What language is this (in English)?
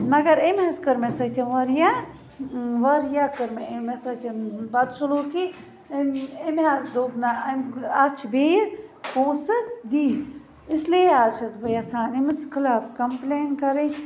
Kashmiri